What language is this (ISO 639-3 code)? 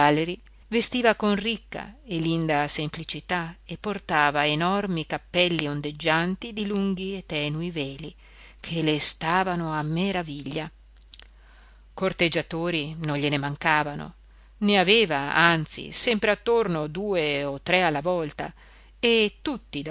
ita